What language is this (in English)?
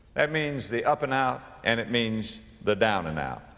English